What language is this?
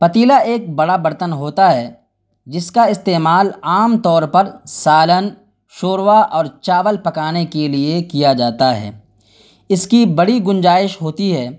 Urdu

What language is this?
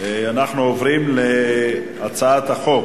Hebrew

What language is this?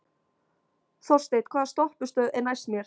Icelandic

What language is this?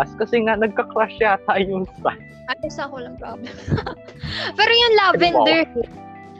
Filipino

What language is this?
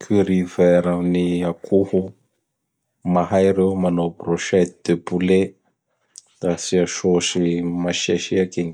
Bara Malagasy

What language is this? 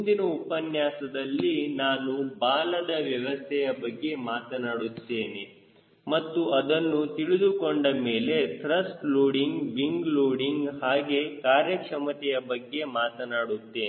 Kannada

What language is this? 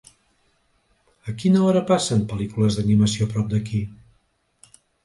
Catalan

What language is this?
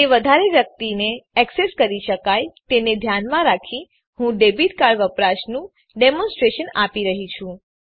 Gujarati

